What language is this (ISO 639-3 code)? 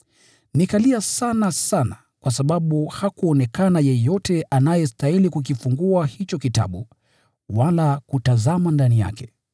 swa